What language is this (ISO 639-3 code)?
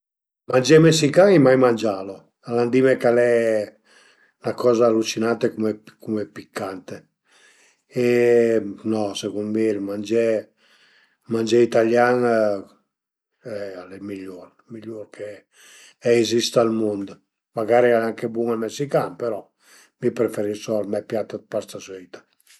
pms